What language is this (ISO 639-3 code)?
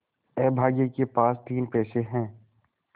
hin